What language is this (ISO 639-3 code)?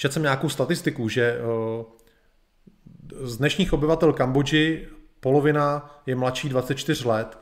ces